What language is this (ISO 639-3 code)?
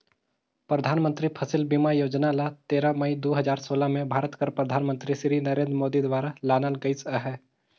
hne